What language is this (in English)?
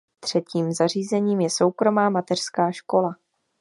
Czech